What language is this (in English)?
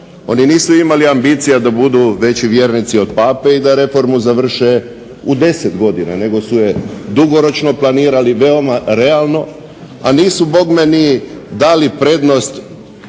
Croatian